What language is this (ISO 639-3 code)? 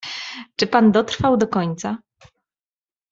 pol